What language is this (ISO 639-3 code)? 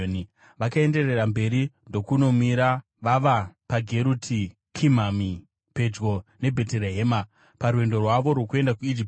sna